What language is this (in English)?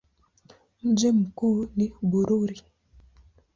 Swahili